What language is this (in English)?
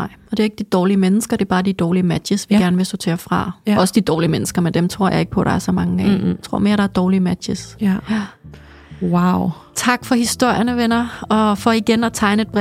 Danish